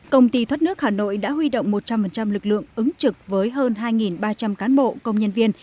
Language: Vietnamese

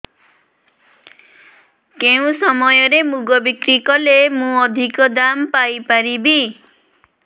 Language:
Odia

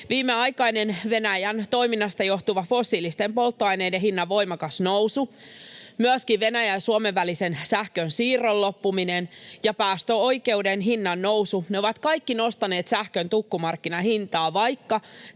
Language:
Finnish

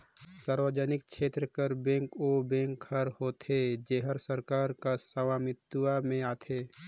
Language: Chhattisgarhi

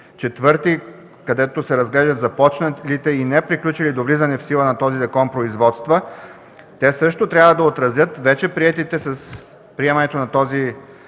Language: Bulgarian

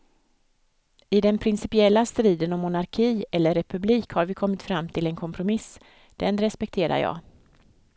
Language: Swedish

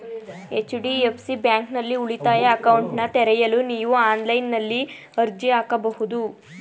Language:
Kannada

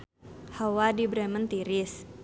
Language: Sundanese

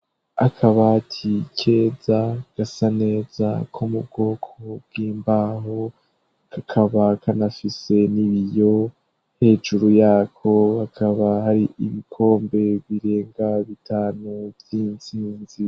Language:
Rundi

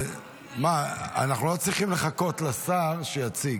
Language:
Hebrew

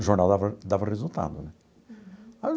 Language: Portuguese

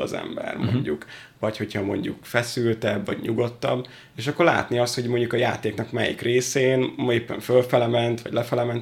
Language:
Hungarian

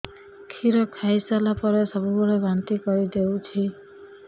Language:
Odia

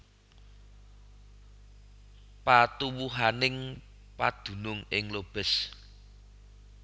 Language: Javanese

